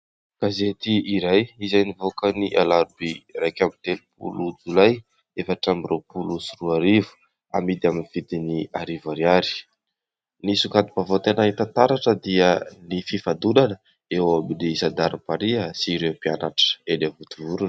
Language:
Malagasy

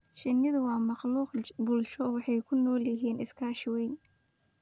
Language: Somali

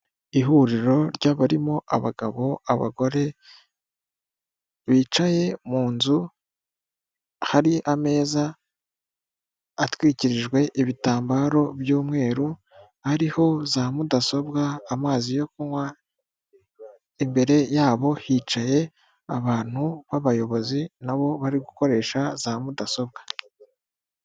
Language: Kinyarwanda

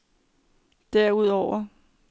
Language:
Danish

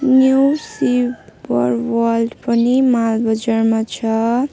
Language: Nepali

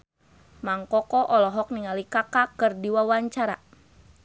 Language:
Sundanese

